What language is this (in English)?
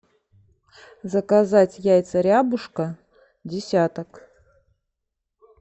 Russian